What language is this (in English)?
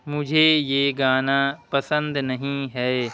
Urdu